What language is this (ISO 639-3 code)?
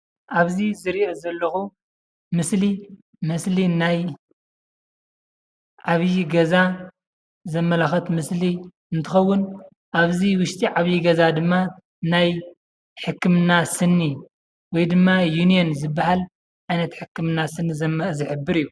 tir